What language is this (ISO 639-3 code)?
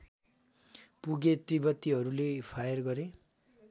nep